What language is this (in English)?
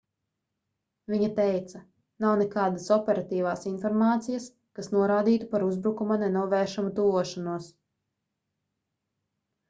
Latvian